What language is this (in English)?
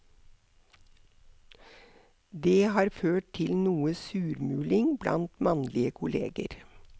Norwegian